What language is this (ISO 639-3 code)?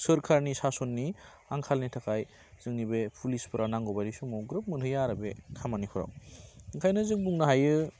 brx